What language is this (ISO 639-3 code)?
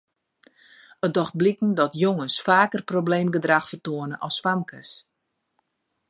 fry